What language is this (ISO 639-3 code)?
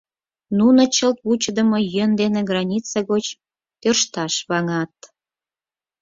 chm